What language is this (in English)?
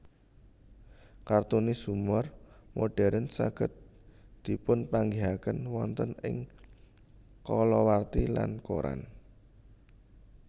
Javanese